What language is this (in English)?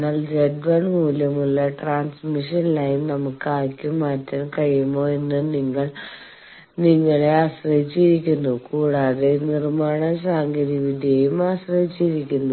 Malayalam